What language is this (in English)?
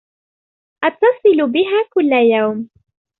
Arabic